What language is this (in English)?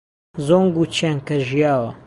Central Kurdish